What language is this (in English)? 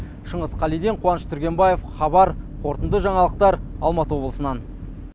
Kazakh